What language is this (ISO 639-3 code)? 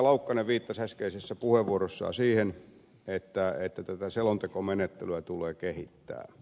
fin